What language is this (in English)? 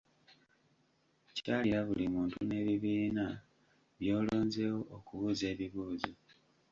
Ganda